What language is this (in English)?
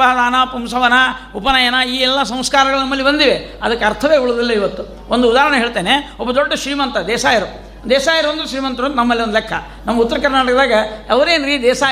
Kannada